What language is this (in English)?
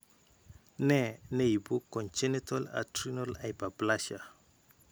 Kalenjin